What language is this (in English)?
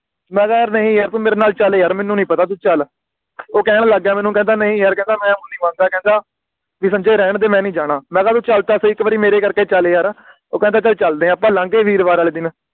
Punjabi